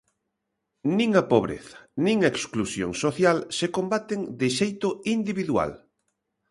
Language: Galician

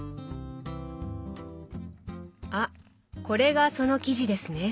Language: Japanese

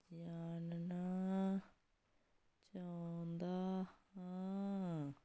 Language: Punjabi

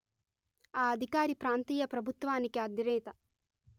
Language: Telugu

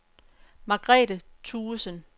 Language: Danish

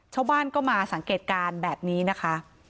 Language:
Thai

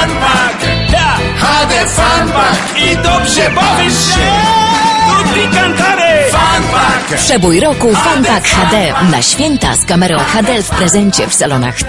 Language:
Polish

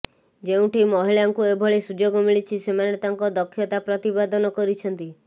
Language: Odia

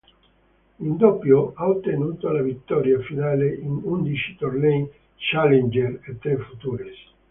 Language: Italian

